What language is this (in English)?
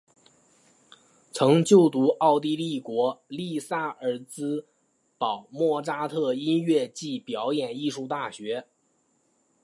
Chinese